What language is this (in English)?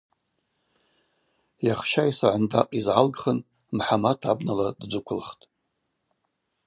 Abaza